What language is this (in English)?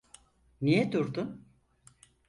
Turkish